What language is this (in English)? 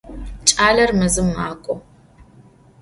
Adyghe